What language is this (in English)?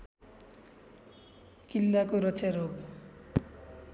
Nepali